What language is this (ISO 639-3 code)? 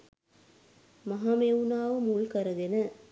sin